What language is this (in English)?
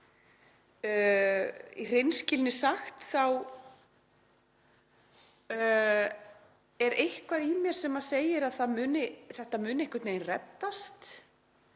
Icelandic